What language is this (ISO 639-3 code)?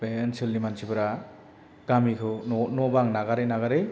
brx